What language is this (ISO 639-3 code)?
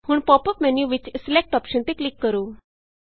pan